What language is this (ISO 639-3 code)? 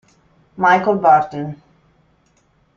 ita